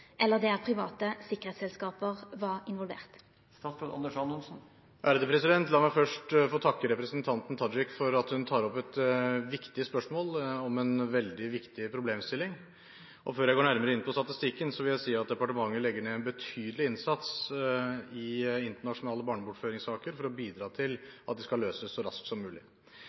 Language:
Norwegian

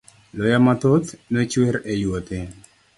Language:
Luo (Kenya and Tanzania)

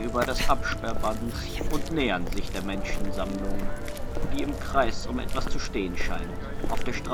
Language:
German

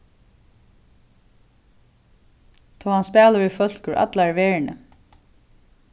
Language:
Faroese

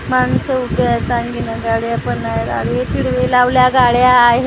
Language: Marathi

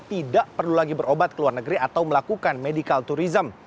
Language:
Indonesian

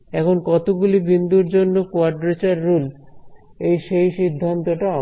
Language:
Bangla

